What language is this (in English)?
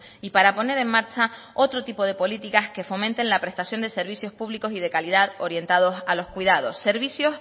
Spanish